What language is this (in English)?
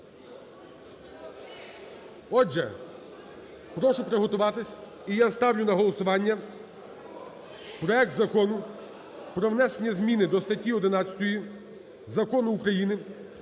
Ukrainian